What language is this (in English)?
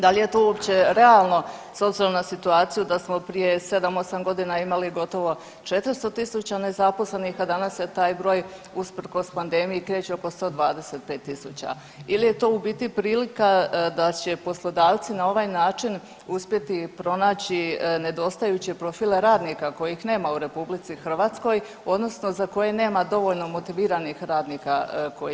Croatian